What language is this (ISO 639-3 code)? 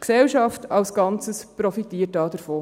gsw